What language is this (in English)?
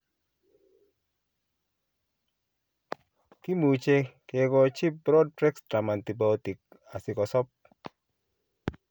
Kalenjin